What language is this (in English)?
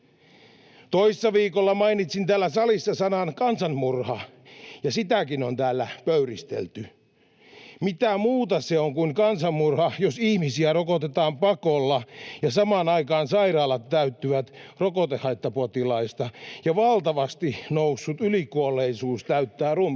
Finnish